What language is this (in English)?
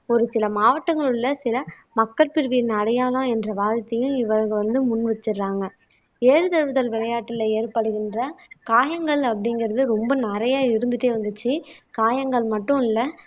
Tamil